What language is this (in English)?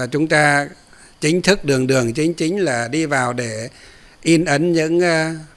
Vietnamese